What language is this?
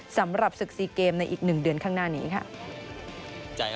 Thai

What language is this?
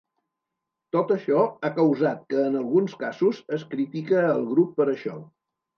Catalan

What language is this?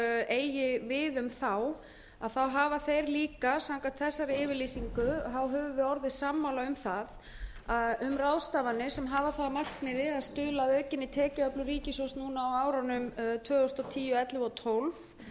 Icelandic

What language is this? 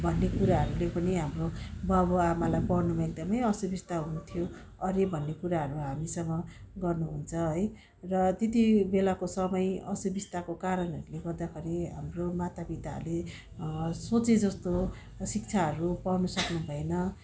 Nepali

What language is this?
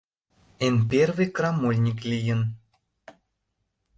Mari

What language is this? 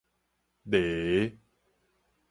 Min Nan Chinese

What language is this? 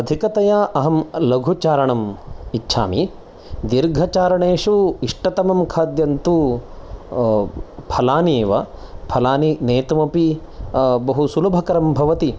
Sanskrit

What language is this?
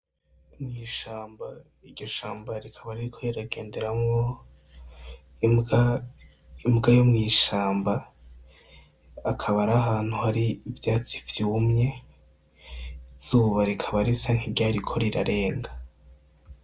Rundi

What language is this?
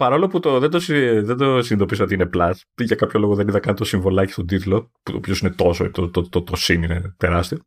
Greek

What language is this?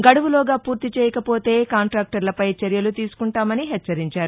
Telugu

